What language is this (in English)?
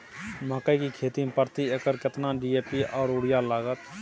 Maithili